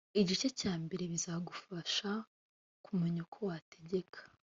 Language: Kinyarwanda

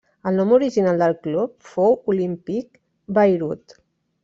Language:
Catalan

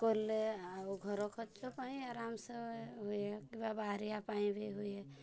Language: Odia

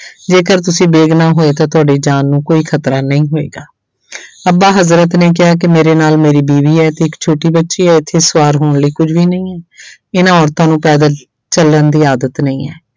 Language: Punjabi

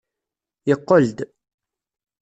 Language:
Kabyle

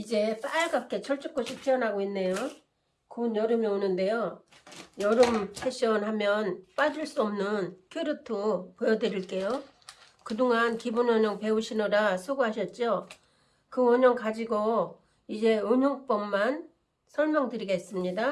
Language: Korean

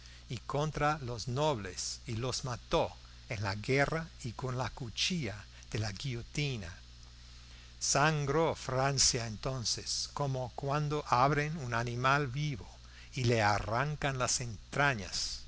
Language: Spanish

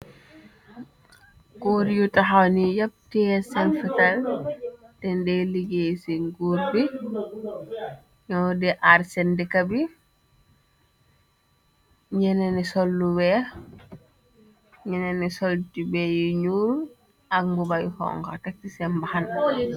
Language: Wolof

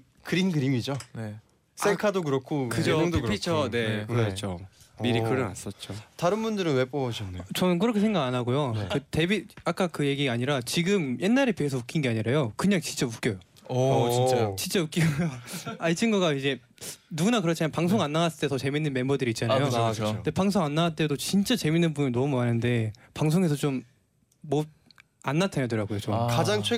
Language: Korean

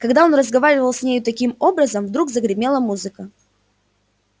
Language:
Russian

